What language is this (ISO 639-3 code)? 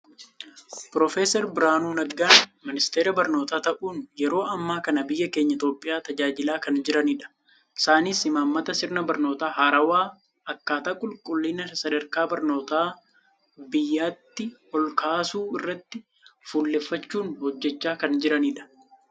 orm